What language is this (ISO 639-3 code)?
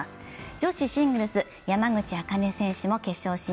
jpn